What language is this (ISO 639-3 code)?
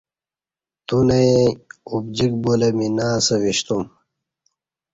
bsh